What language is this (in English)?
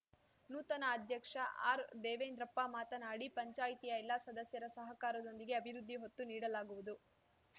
Kannada